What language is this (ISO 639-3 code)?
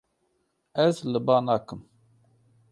kur